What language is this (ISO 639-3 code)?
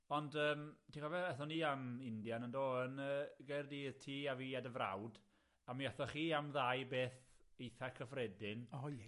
cym